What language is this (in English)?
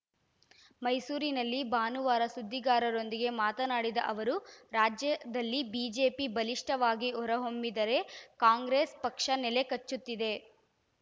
Kannada